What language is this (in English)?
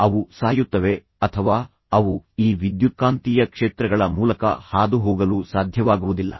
Kannada